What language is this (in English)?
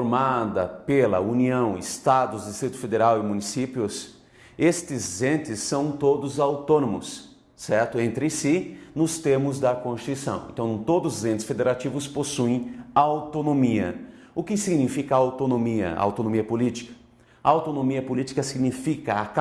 Portuguese